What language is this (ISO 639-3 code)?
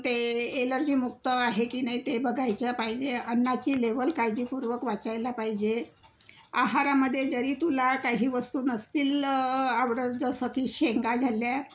mar